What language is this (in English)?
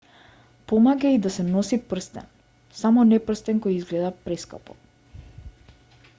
Macedonian